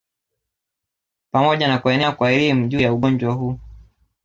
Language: Swahili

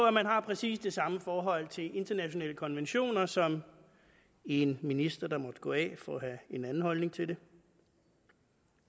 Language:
Danish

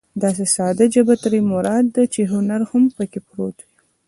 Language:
Pashto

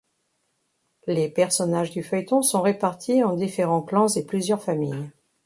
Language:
French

